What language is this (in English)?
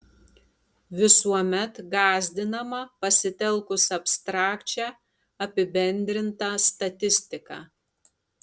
Lithuanian